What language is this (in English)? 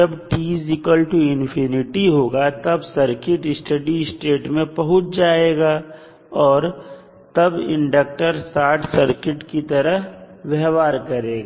Hindi